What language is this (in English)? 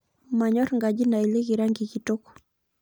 Masai